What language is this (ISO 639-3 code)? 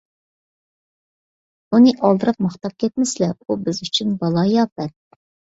uig